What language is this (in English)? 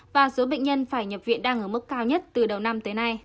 Vietnamese